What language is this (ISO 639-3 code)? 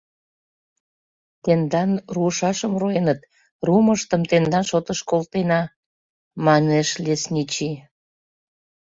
chm